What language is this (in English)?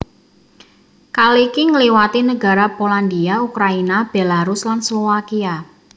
Javanese